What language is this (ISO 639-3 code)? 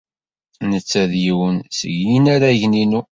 kab